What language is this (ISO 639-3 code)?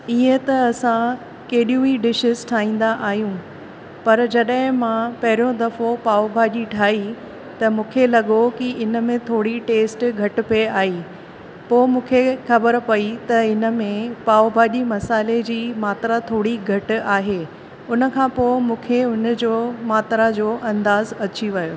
snd